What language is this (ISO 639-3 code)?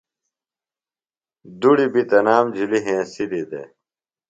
phl